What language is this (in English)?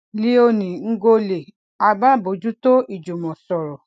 Yoruba